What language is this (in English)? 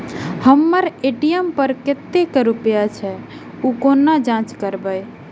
Maithili